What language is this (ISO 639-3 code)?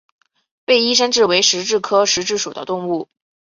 zho